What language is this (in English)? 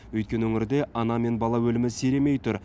Kazakh